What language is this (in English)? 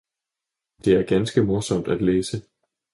Danish